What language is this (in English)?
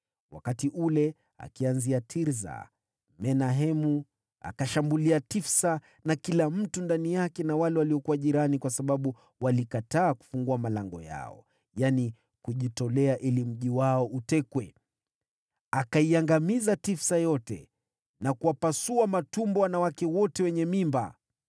Swahili